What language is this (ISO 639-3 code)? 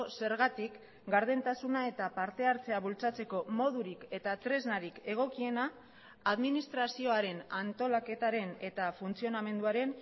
eus